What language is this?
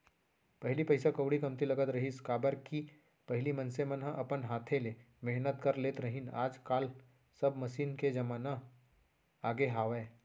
Chhattisgarhi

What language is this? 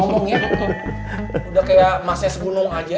Indonesian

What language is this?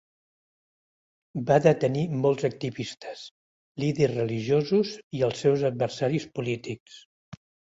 Catalan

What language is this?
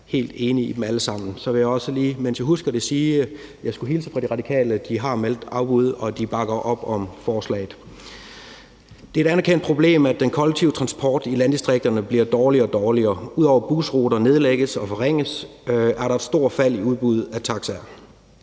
Danish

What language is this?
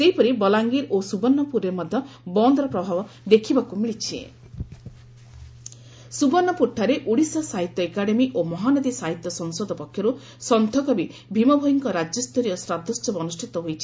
Odia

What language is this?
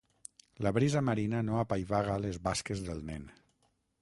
Catalan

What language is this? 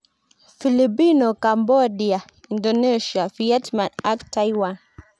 Kalenjin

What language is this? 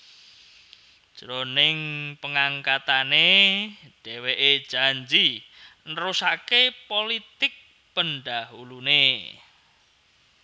Javanese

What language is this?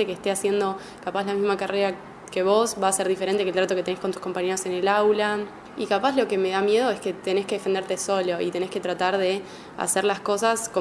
Spanish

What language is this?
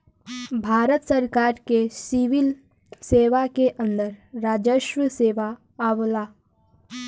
Bhojpuri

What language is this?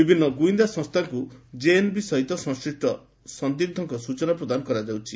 Odia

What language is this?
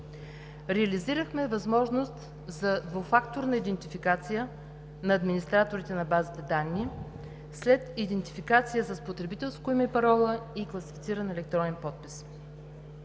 Bulgarian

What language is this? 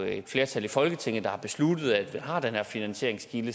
Danish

